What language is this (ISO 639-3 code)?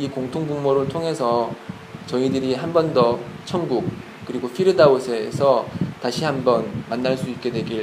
kor